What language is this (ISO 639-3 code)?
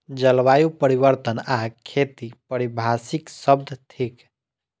mai